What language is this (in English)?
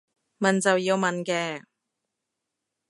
Cantonese